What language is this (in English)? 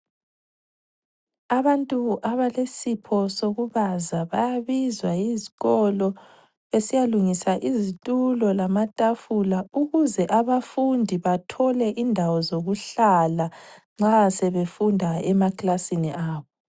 North Ndebele